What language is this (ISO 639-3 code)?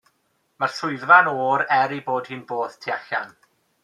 cym